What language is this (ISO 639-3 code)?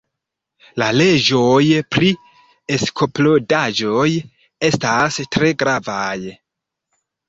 epo